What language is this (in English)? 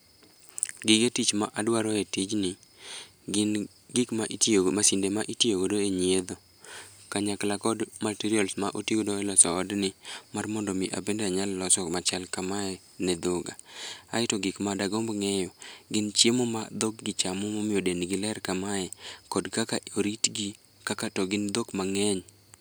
Luo (Kenya and Tanzania)